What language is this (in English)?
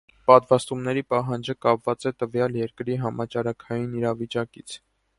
Armenian